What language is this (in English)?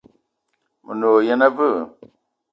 Eton (Cameroon)